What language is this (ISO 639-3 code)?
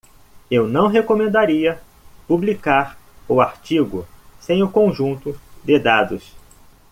por